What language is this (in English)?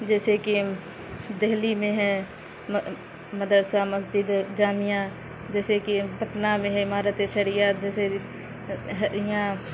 Urdu